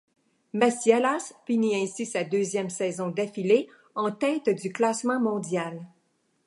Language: French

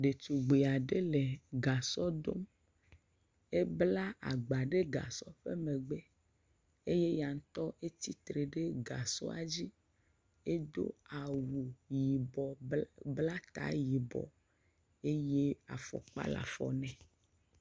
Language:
Ewe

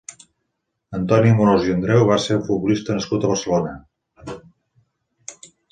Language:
Catalan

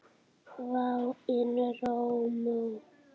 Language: Icelandic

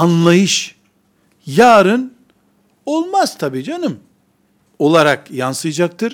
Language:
Turkish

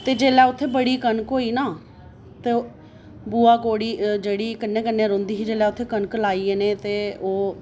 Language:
Dogri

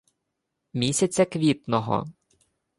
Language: Ukrainian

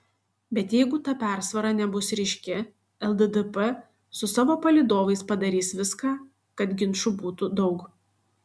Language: Lithuanian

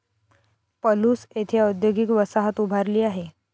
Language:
Marathi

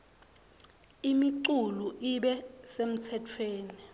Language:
Swati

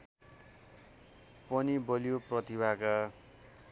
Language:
Nepali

